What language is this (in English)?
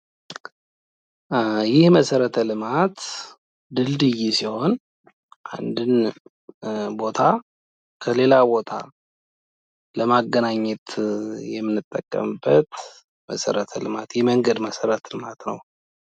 Amharic